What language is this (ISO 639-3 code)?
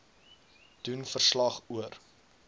afr